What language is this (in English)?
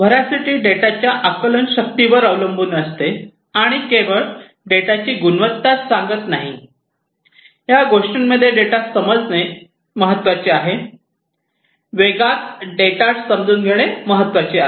Marathi